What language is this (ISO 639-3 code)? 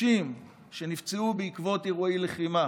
heb